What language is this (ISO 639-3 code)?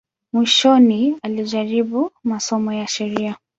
swa